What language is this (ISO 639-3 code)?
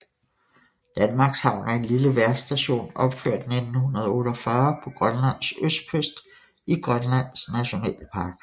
dan